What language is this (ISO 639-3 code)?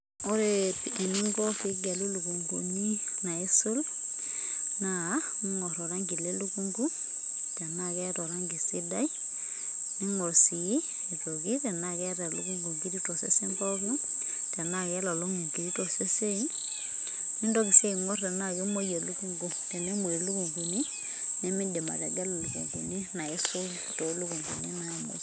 mas